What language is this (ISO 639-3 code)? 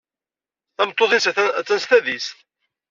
kab